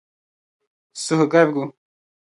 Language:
Dagbani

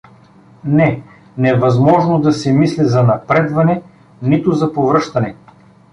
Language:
Bulgarian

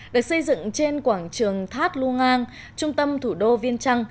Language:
Vietnamese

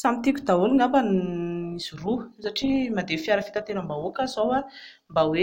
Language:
Malagasy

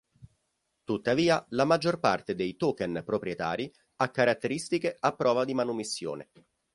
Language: Italian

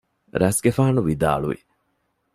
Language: Divehi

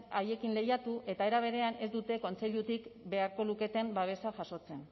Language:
Basque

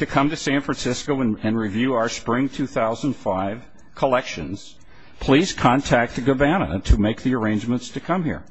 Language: English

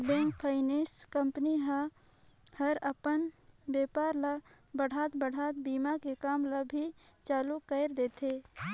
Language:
Chhattisgarhi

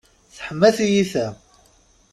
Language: Kabyle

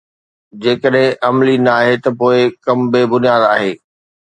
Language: Sindhi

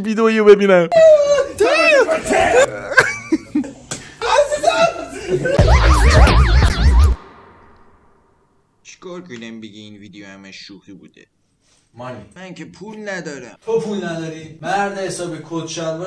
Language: Persian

